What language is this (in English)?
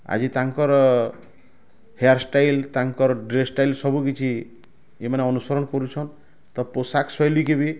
Odia